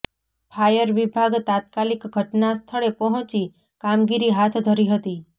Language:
Gujarati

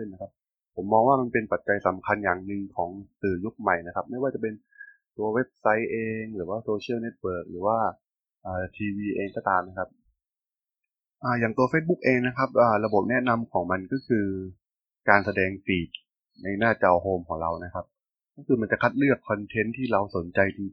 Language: Thai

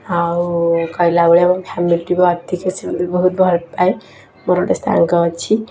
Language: Odia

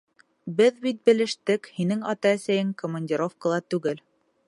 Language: Bashkir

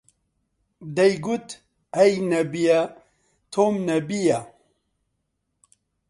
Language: Central Kurdish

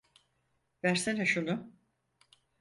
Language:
Turkish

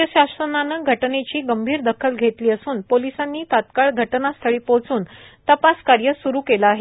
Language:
Marathi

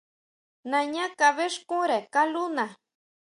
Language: Huautla Mazatec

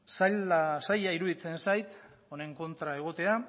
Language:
Basque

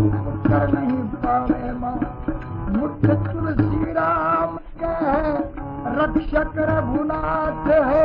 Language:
Hindi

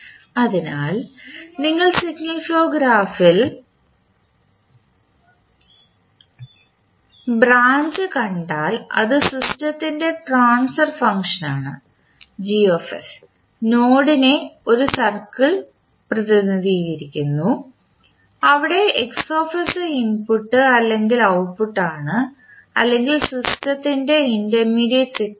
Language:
Malayalam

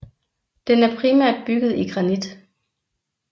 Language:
Danish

